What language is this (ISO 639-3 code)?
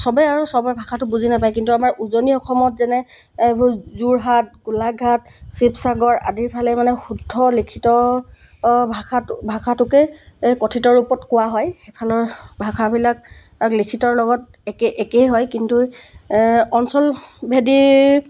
asm